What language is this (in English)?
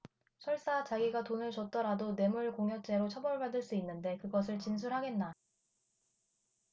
Korean